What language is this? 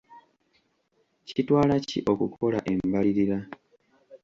Ganda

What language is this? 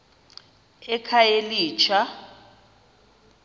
Xhosa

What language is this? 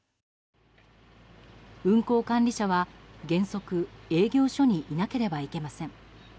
Japanese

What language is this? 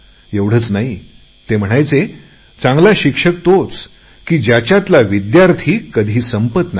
Marathi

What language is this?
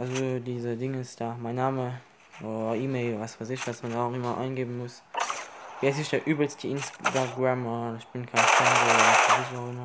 German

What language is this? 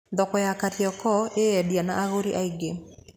Kikuyu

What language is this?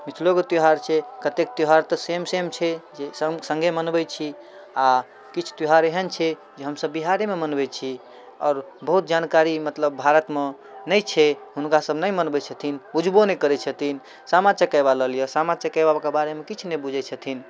Maithili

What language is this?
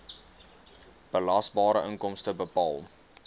Afrikaans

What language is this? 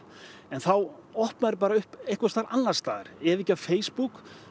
Icelandic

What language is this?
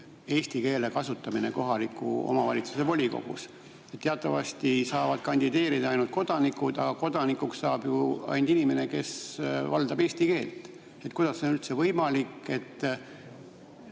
Estonian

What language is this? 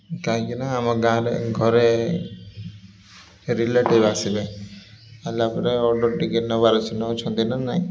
Odia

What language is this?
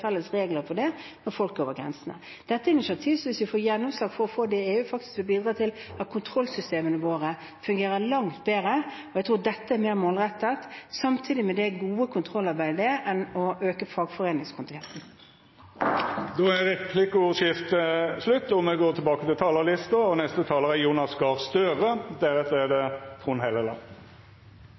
Norwegian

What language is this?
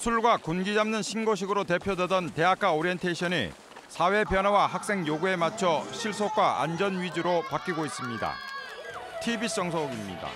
Korean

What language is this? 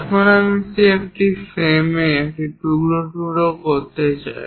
Bangla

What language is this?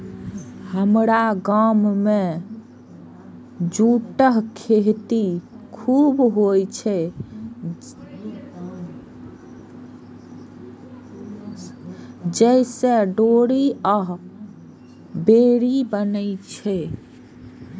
Maithili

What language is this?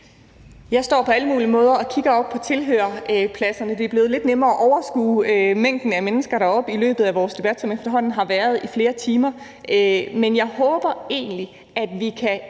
Danish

